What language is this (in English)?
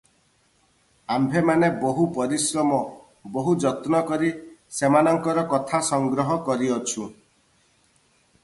Odia